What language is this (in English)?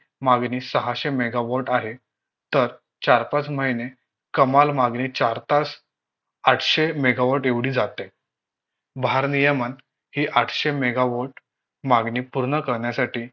Marathi